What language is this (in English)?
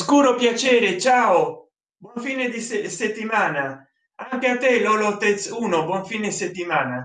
Italian